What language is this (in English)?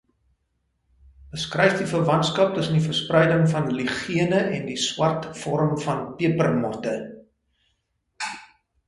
Afrikaans